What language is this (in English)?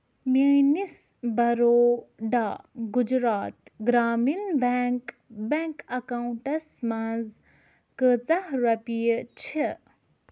Kashmiri